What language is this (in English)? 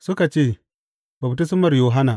Hausa